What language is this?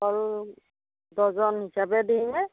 Assamese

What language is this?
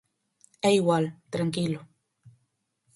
Galician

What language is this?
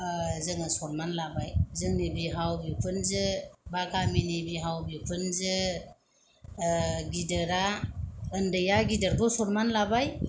Bodo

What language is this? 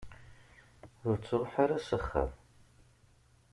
Kabyle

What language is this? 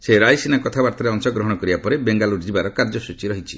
Odia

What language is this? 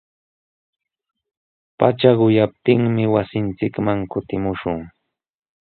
Sihuas Ancash Quechua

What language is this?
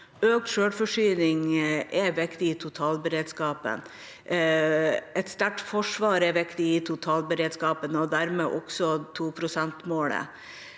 Norwegian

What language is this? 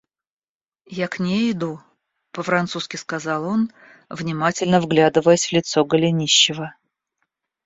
Russian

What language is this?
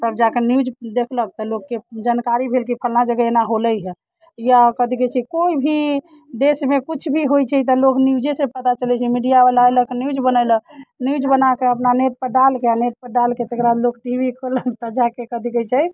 Maithili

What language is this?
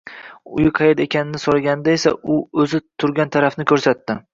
Uzbek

